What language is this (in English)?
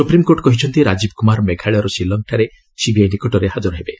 Odia